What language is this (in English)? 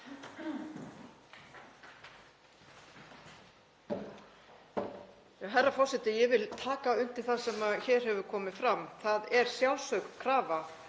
Icelandic